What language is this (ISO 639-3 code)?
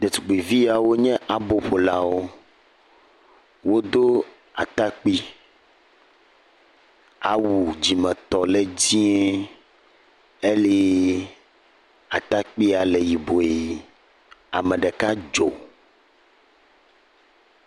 ewe